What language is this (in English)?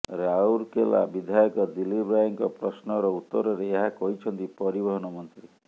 Odia